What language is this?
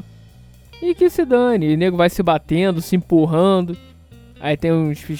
Portuguese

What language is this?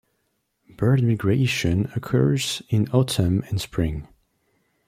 English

